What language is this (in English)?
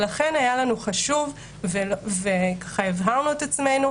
Hebrew